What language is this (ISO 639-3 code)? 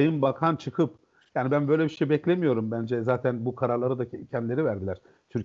tur